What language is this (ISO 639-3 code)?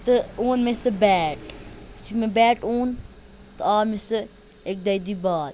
kas